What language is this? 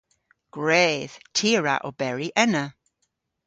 Cornish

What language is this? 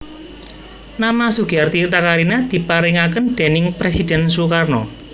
Javanese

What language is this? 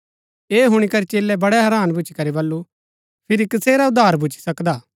Gaddi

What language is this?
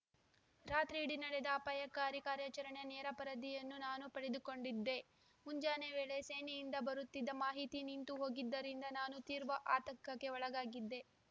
Kannada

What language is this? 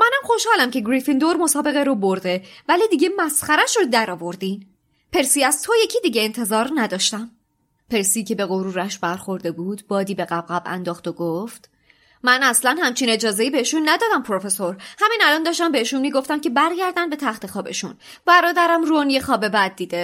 Persian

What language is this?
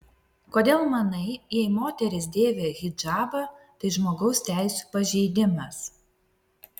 Lithuanian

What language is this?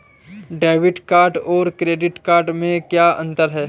Hindi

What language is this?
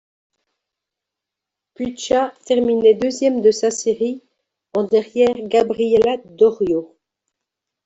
French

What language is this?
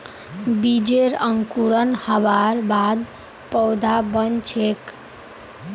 Magahi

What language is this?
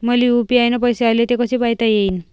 Marathi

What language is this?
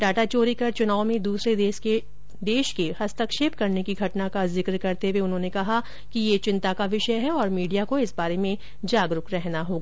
Hindi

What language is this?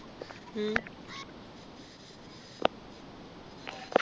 Malayalam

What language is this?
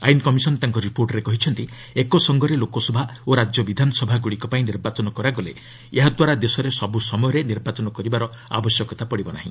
Odia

